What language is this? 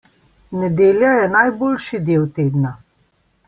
Slovenian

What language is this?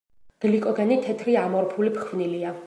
Georgian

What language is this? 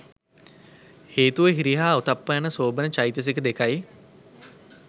Sinhala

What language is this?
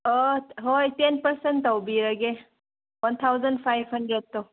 Manipuri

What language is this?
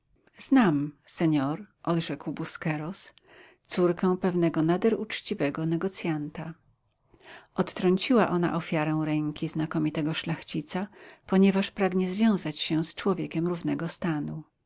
Polish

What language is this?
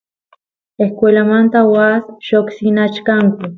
Santiago del Estero Quichua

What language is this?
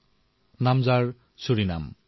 Assamese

